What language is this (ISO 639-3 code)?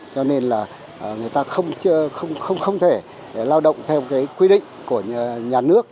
vie